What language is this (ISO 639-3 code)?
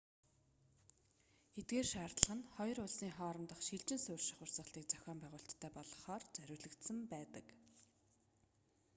mon